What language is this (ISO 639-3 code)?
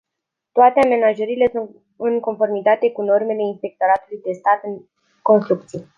ron